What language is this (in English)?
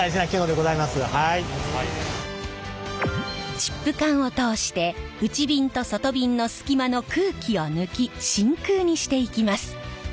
Japanese